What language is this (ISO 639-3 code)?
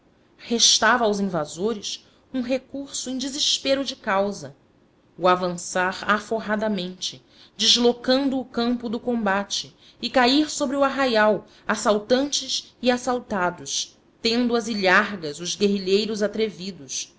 por